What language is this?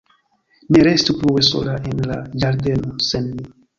Esperanto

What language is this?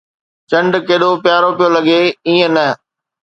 Sindhi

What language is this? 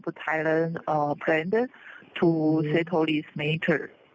Thai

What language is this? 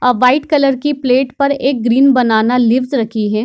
Hindi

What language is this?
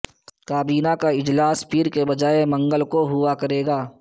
Urdu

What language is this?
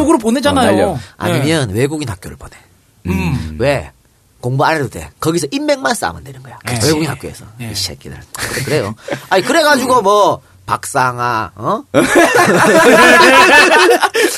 Korean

